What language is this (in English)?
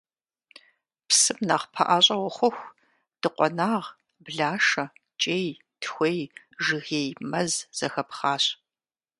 Kabardian